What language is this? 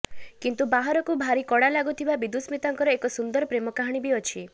Odia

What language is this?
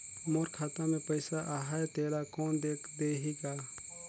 Chhattisgarhi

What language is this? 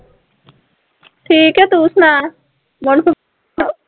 Punjabi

